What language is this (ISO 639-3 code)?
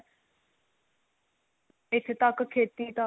pan